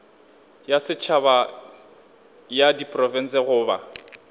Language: Northern Sotho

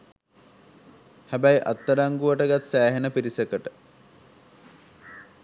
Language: Sinhala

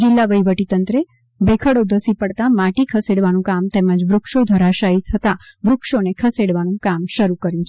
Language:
Gujarati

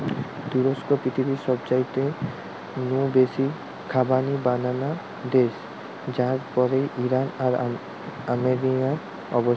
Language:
Bangla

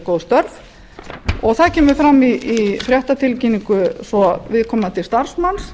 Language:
Icelandic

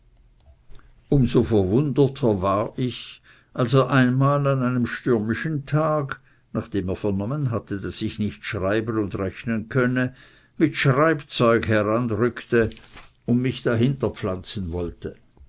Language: German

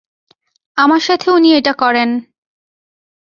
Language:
Bangla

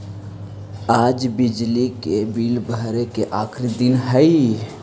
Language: Magahi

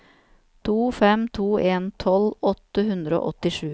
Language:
Norwegian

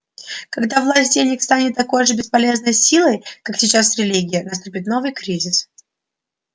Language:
Russian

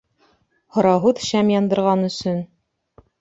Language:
Bashkir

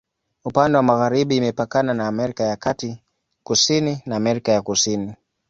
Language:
Swahili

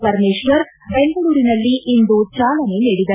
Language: Kannada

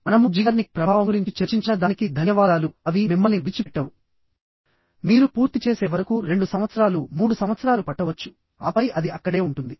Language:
Telugu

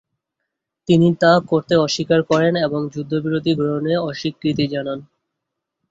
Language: Bangla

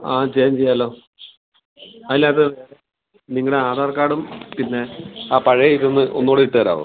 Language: Malayalam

